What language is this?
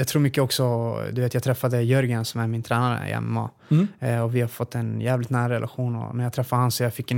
Swedish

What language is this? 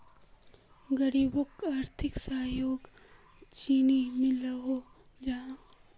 Magahi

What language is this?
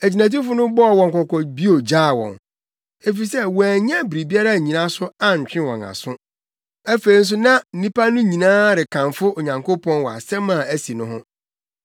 Akan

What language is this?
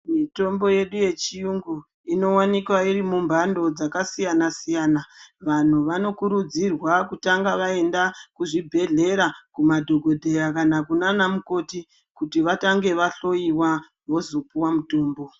Ndau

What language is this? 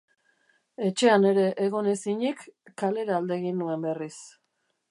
Basque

